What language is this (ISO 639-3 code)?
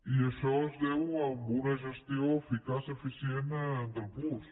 cat